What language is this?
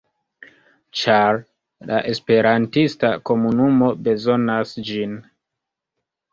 Esperanto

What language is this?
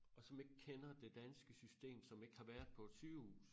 Danish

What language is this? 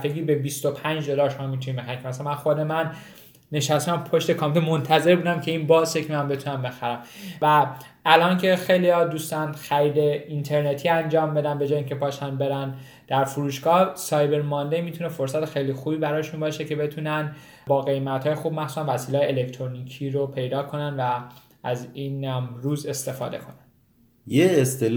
Persian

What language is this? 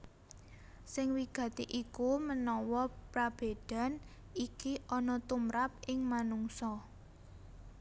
Javanese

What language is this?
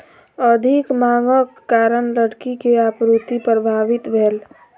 Maithili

